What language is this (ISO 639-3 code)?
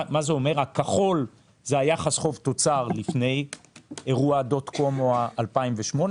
heb